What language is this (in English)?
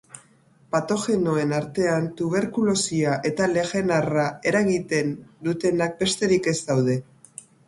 Basque